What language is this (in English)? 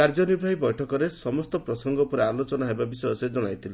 Odia